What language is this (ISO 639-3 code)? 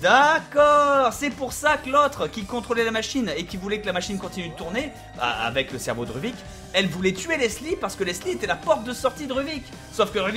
fra